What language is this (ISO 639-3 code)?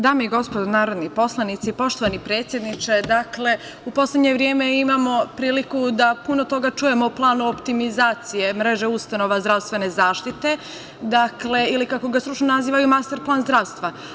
srp